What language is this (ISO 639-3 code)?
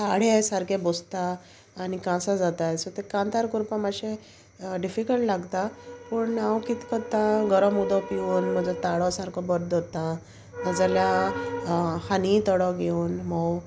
kok